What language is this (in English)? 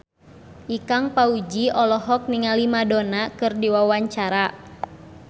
Sundanese